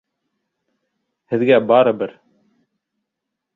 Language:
Bashkir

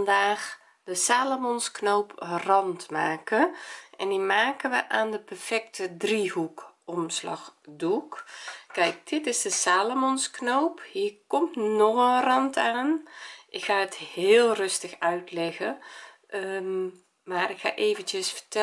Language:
Dutch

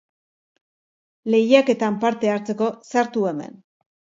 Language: Basque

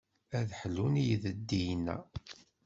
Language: Kabyle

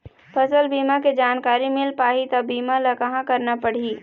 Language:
Chhattisgarhi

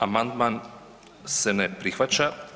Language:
Croatian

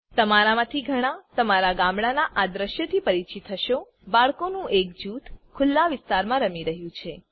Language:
Gujarati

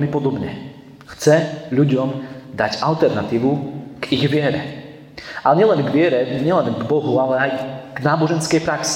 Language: Slovak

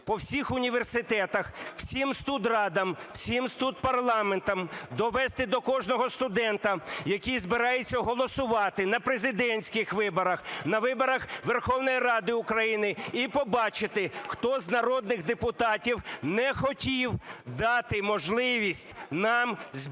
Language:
Ukrainian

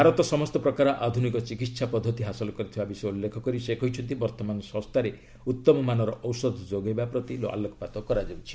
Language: Odia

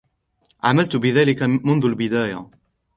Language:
Arabic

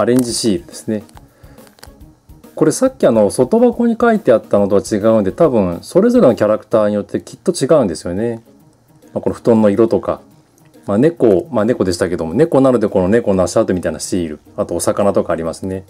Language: Japanese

